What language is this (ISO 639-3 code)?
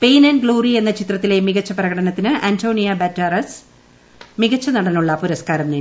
mal